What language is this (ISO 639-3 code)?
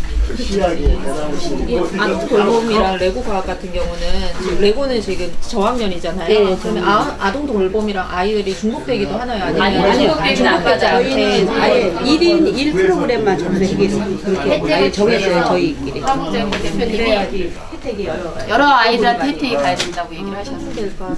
kor